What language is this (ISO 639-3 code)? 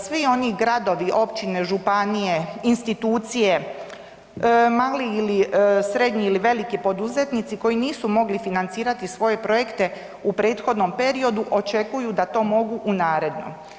hrv